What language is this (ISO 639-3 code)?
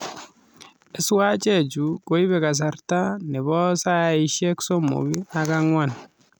kln